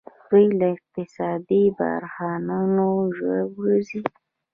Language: Pashto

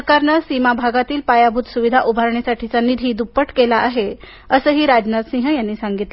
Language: Marathi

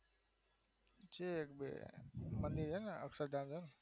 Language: Gujarati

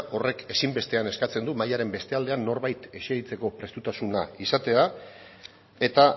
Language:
Basque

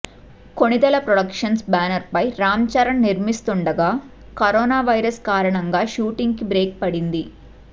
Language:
Telugu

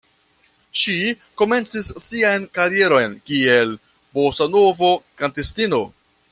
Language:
Esperanto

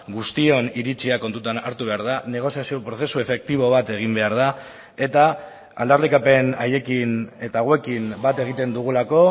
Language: Basque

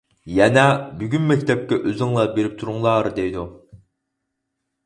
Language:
Uyghur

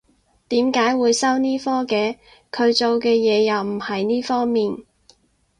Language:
Cantonese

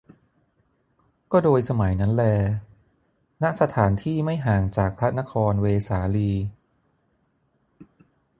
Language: Thai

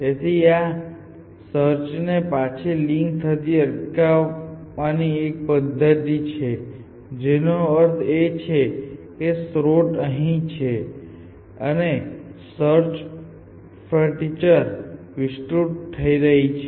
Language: Gujarati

